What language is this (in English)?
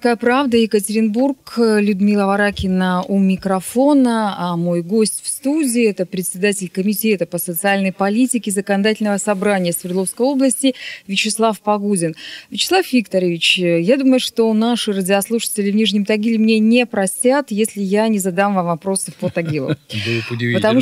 Russian